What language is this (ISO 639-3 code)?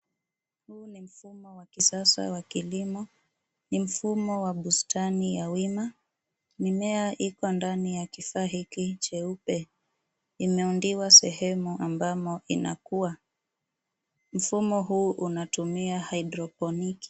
swa